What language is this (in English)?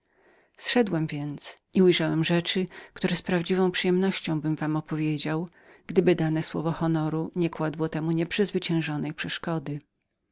Polish